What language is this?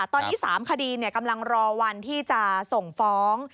Thai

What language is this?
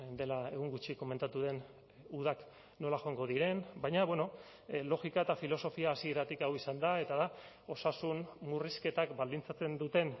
Basque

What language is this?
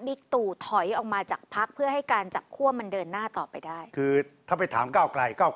Thai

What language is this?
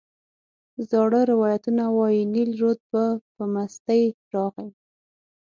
Pashto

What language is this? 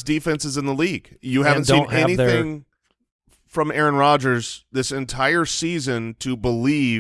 English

